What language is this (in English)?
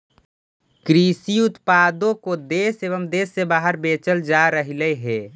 Magahi